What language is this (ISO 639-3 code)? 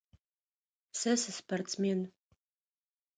ady